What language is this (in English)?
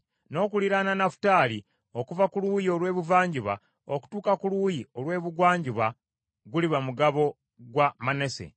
Ganda